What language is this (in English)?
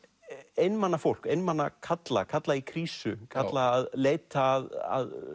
Icelandic